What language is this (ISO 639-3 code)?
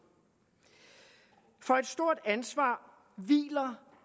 dan